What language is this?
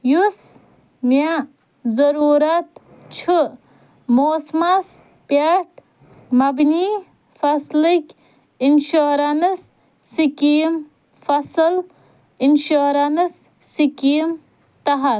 Kashmiri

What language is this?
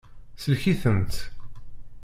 Kabyle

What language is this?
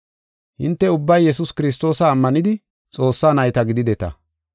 Gofa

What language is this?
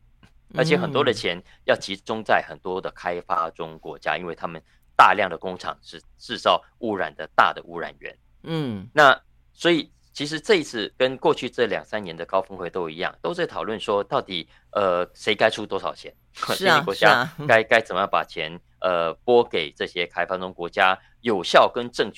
Chinese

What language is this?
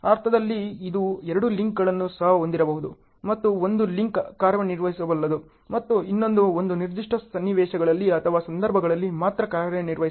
Kannada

